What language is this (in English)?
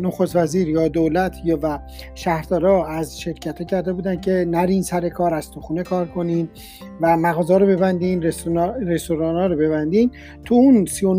Persian